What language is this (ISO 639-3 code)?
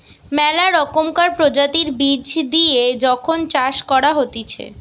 ben